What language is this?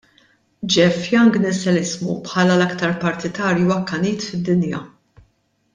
Maltese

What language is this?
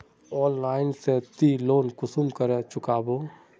Magahi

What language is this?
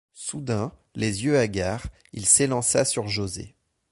French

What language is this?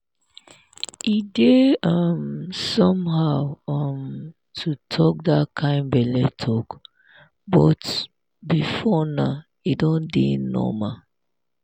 Nigerian Pidgin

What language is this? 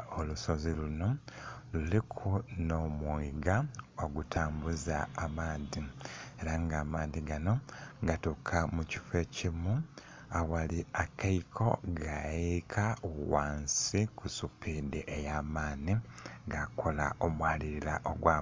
Soga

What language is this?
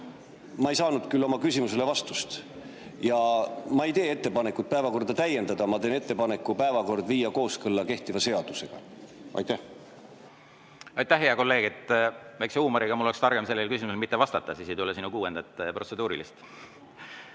Estonian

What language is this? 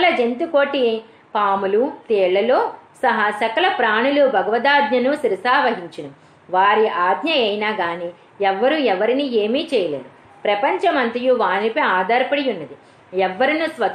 Telugu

